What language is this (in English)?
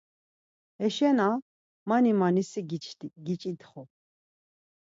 Laz